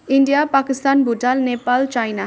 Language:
Nepali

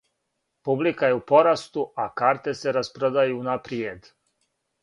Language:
Serbian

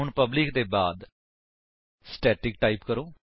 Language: Punjabi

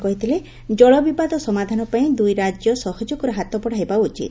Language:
Odia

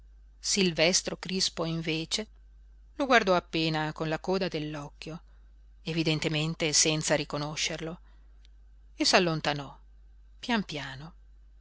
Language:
Italian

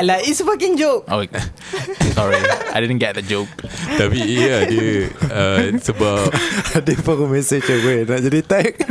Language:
Malay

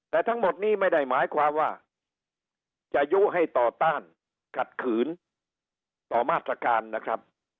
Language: Thai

